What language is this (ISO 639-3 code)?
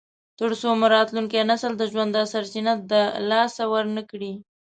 pus